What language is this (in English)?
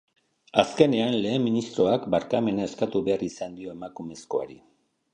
Basque